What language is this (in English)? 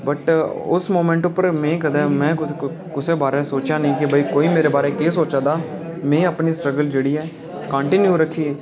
Dogri